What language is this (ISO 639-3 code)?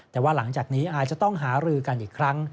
tha